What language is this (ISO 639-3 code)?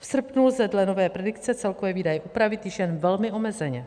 ces